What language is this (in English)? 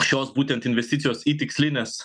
Lithuanian